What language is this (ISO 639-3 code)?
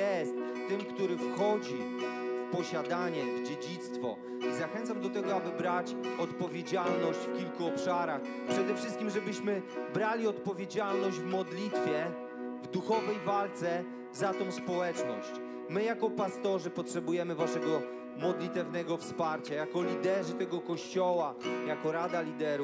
pol